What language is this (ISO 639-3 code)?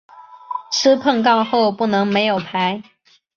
zho